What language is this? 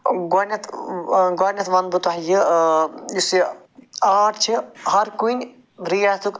Kashmiri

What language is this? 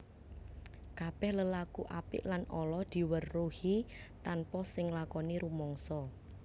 Javanese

